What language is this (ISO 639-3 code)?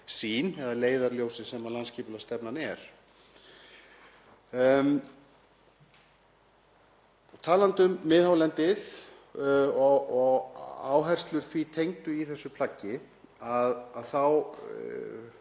isl